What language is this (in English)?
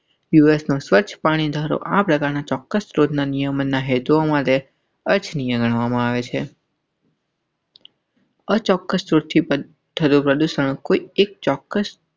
Gujarati